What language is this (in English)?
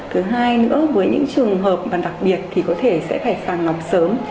Vietnamese